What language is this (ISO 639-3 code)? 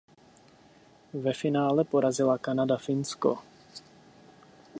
ces